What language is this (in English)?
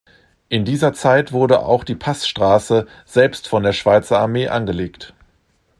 German